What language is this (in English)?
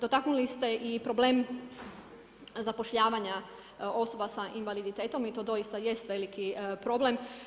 Croatian